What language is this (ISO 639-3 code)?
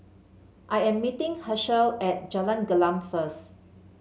eng